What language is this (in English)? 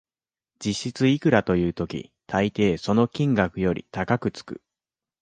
Japanese